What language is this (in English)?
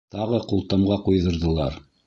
Bashkir